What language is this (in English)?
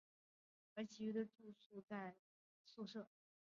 Chinese